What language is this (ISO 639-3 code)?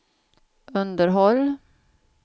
swe